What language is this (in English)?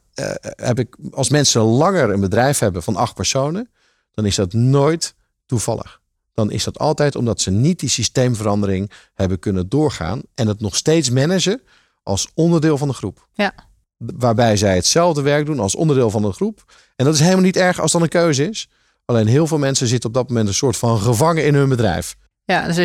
Dutch